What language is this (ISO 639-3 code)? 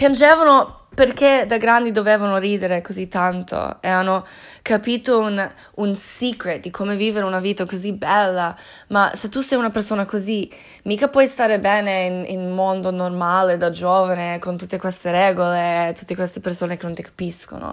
ita